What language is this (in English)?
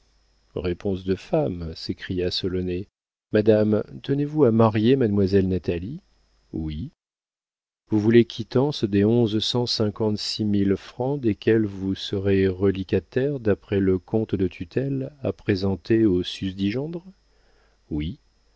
French